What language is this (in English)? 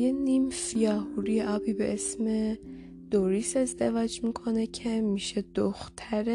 Persian